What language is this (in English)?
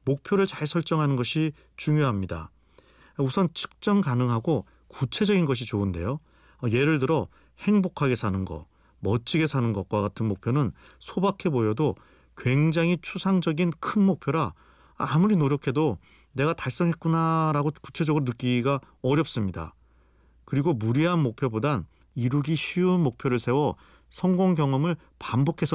Korean